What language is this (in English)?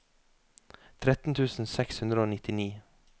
Norwegian